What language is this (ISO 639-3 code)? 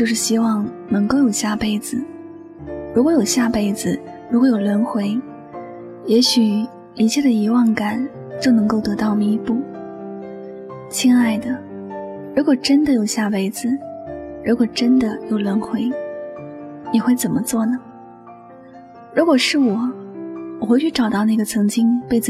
zho